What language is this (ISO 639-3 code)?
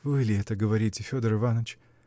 rus